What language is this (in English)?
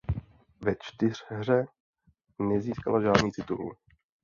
Czech